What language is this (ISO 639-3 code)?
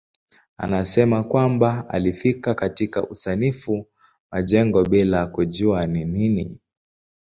swa